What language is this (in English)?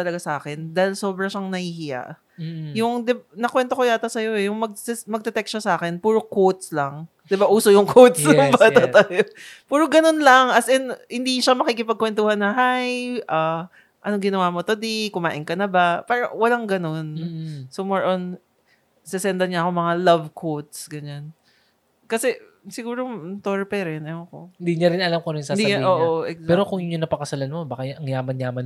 Filipino